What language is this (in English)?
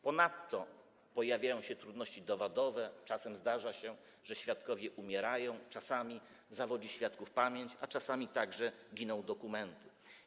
Polish